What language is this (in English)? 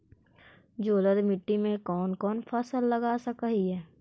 Magahi